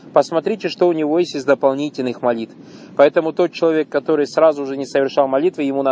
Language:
Russian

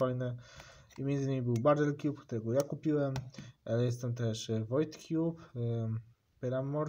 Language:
Polish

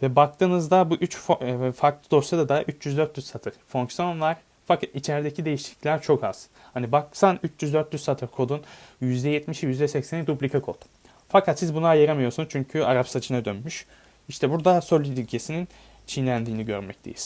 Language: Turkish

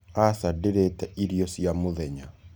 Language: Kikuyu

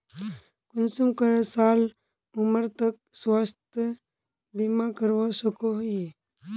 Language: Magahi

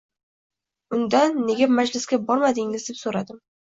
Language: Uzbek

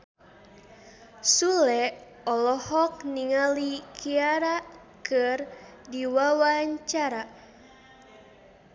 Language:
Sundanese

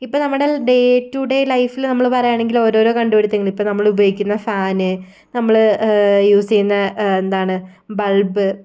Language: Malayalam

